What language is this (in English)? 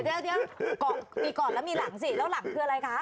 Thai